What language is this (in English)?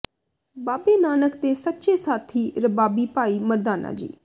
Punjabi